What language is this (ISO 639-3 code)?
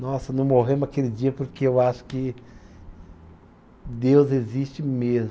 por